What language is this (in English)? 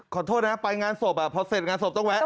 Thai